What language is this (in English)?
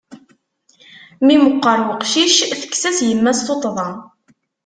Kabyle